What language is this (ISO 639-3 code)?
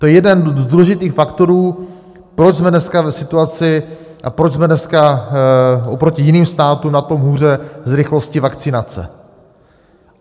ces